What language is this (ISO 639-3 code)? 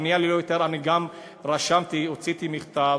heb